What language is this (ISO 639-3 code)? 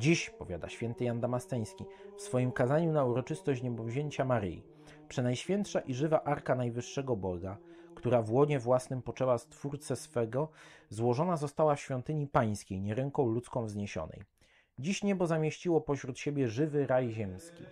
pol